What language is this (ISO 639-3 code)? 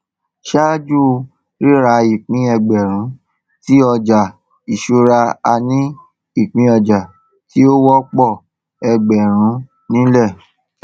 yor